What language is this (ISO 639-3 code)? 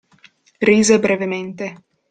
ita